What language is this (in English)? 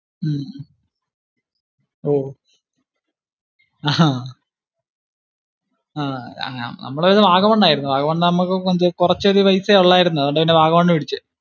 Malayalam